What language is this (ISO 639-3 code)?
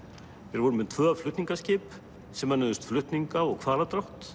isl